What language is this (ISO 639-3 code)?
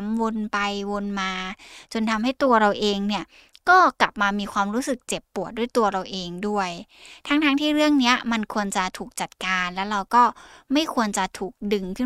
tha